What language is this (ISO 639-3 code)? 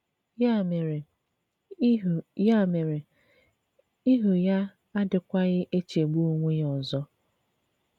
ibo